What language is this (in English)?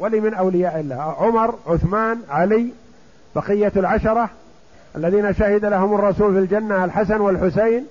Arabic